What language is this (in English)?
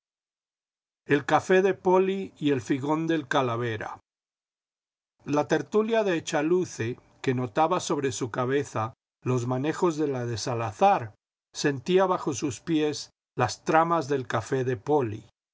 Spanish